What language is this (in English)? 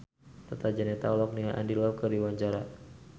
Sundanese